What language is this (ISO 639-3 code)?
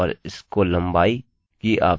hin